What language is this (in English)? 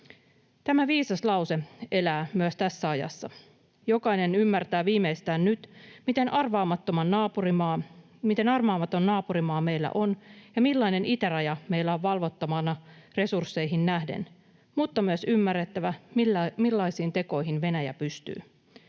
Finnish